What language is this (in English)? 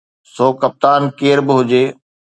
Sindhi